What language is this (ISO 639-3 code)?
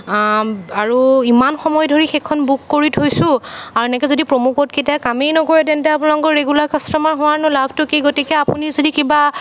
asm